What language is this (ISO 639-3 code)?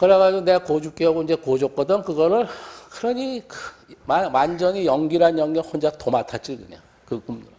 kor